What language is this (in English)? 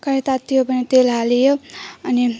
Nepali